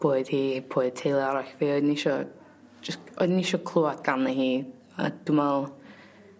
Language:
Welsh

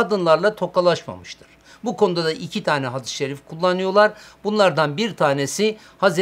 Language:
Turkish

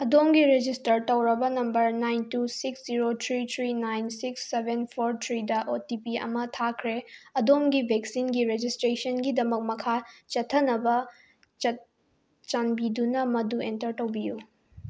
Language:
Manipuri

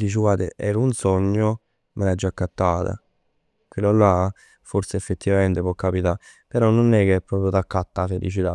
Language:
Neapolitan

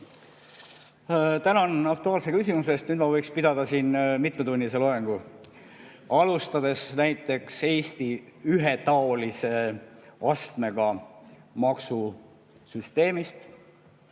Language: Estonian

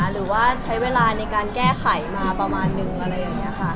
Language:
Thai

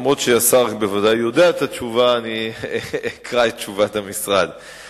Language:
Hebrew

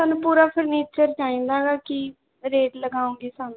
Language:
Punjabi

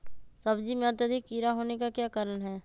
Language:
Magahi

